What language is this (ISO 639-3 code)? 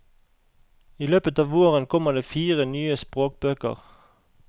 nor